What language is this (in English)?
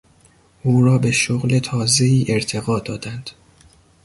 Persian